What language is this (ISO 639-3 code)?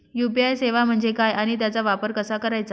mar